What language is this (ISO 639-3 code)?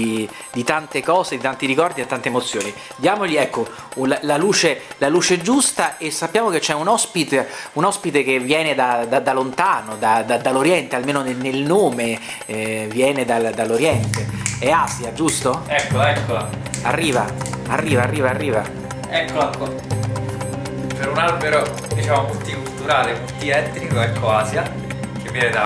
ita